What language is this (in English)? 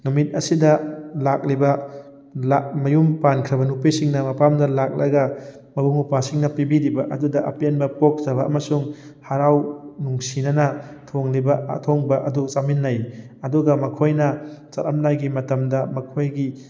Manipuri